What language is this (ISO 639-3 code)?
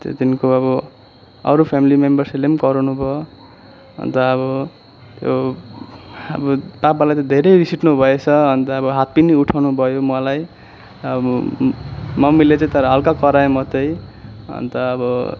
nep